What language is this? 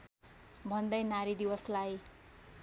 Nepali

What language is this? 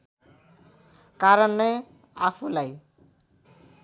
Nepali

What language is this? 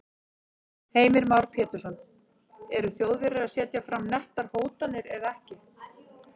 Icelandic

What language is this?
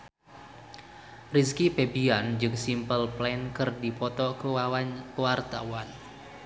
Sundanese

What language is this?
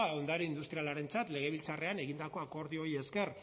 Basque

